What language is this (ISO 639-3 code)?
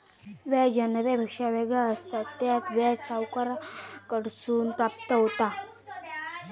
mar